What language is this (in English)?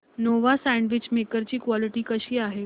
Marathi